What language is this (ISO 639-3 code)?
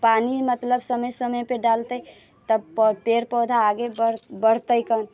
mai